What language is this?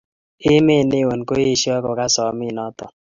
Kalenjin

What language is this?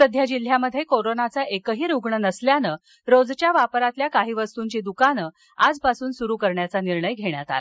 Marathi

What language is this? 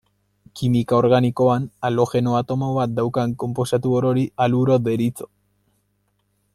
Basque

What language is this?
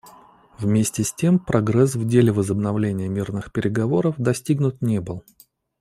Russian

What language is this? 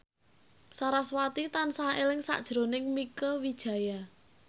Javanese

